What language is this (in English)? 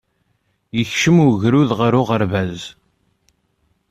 Kabyle